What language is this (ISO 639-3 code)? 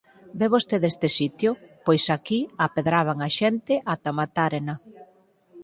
glg